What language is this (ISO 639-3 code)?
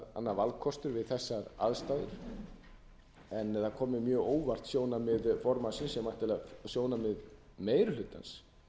isl